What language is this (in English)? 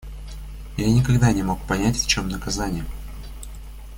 Russian